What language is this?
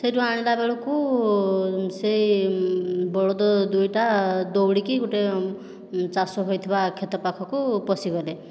Odia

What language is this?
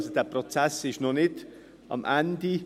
Swiss German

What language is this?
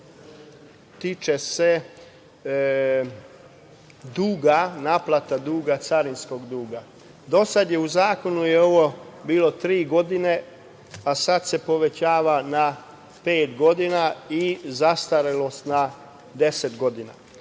Serbian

